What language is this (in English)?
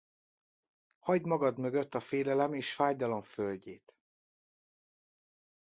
Hungarian